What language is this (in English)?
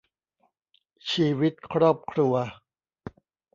Thai